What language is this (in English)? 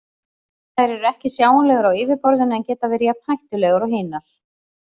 Icelandic